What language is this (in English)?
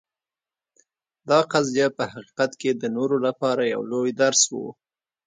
Pashto